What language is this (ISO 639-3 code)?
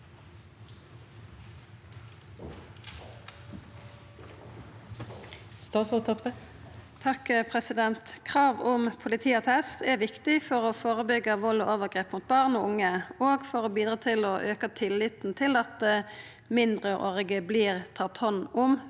nor